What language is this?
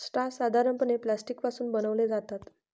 Marathi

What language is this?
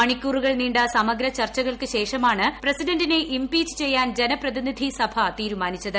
Malayalam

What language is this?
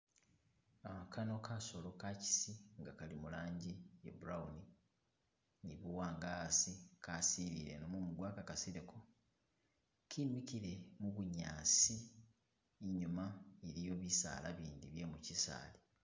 Masaaba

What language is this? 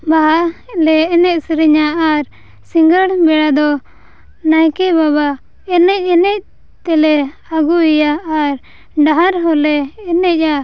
Santali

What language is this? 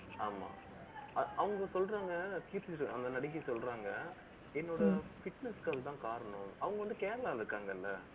Tamil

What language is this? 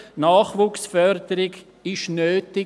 Swiss German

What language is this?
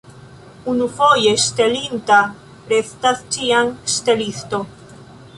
Esperanto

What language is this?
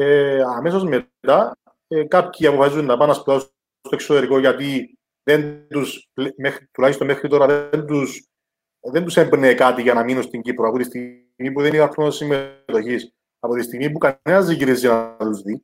Greek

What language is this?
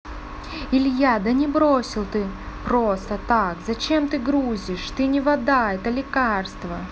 Russian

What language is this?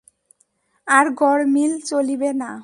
Bangla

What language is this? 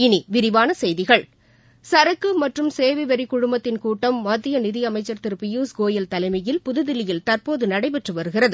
Tamil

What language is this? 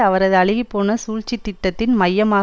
Tamil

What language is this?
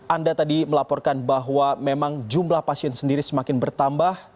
Indonesian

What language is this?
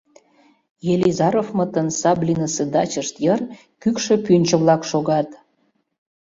Mari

